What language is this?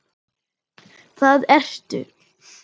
Icelandic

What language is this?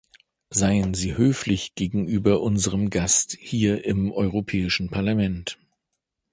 German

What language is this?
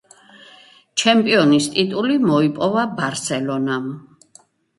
Georgian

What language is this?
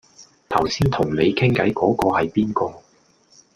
Cantonese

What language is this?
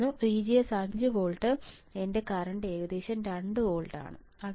Malayalam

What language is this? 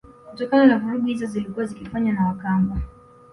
Swahili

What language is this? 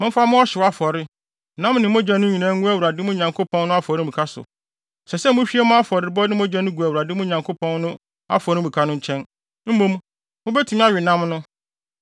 Akan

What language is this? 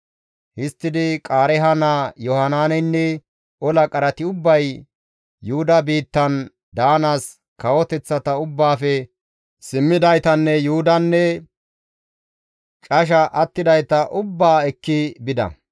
Gamo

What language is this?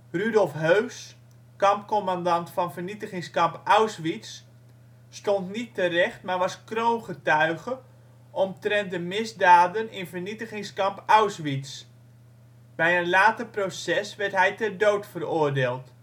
Dutch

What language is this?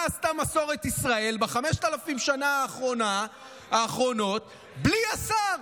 Hebrew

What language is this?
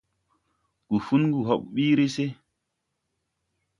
Tupuri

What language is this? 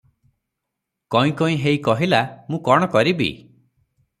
Odia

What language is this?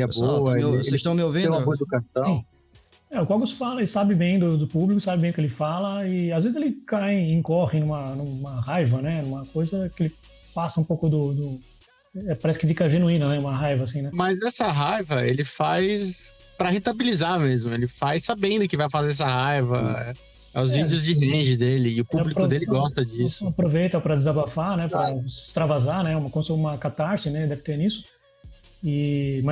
Portuguese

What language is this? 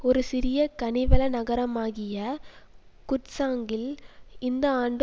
Tamil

